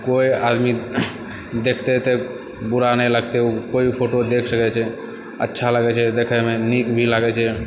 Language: Maithili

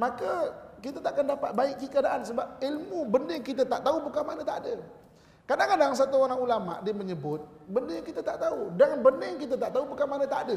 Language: Malay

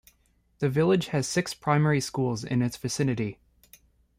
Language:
English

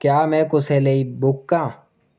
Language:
Dogri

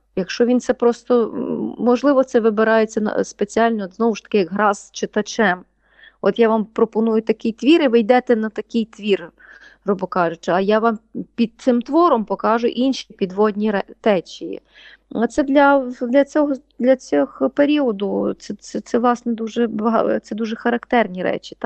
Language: Ukrainian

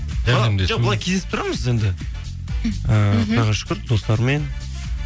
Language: Kazakh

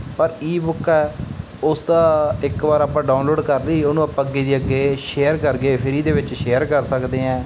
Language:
Punjabi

